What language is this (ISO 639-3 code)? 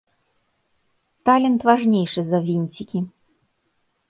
bel